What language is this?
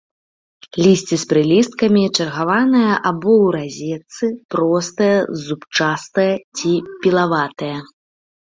Belarusian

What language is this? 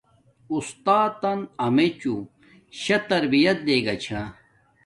Domaaki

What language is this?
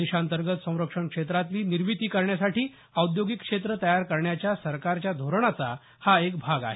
Marathi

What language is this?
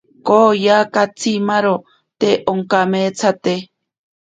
Ashéninka Perené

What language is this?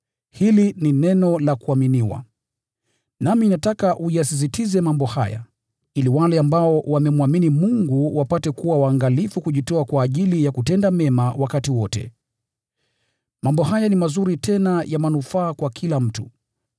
Swahili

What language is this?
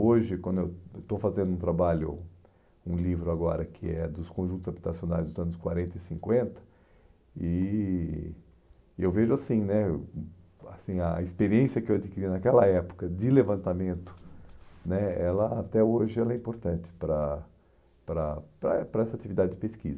Portuguese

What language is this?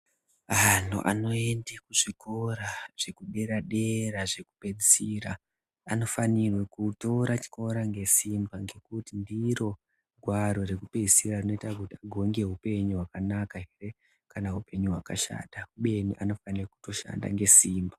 Ndau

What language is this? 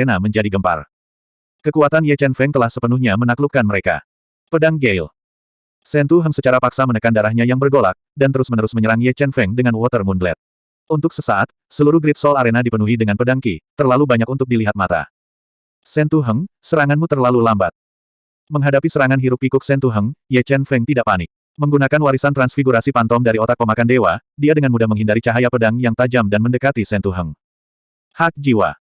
Indonesian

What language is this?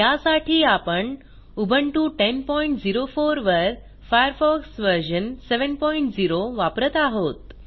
Marathi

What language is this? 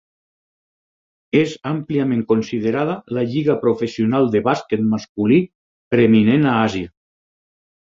Catalan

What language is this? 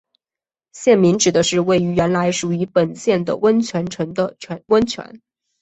Chinese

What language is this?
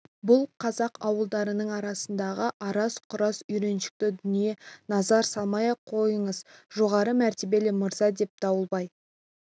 Kazakh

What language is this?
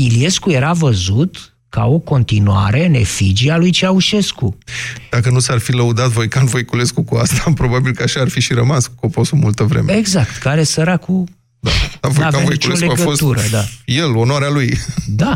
Romanian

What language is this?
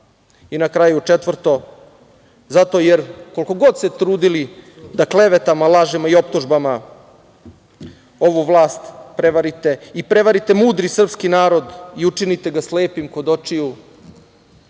Serbian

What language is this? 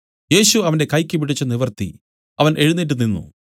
Malayalam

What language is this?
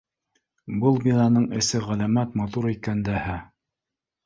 Bashkir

